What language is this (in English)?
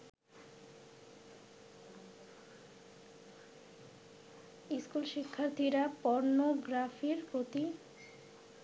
Bangla